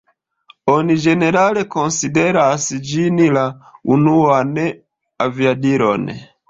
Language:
Esperanto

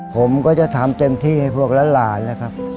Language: Thai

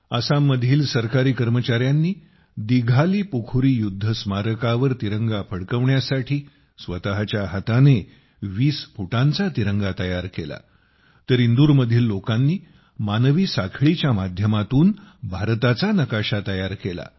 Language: Marathi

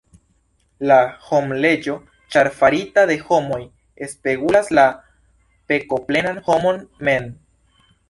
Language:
Esperanto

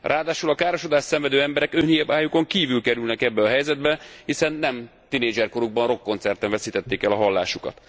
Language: Hungarian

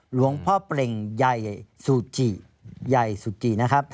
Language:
Thai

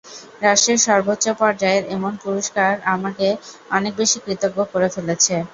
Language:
Bangla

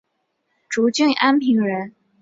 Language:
Chinese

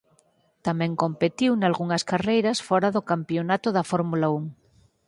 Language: Galician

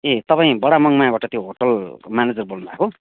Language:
Nepali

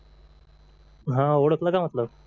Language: Marathi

